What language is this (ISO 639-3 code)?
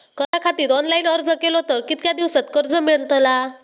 mar